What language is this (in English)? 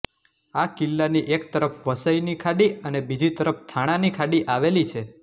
Gujarati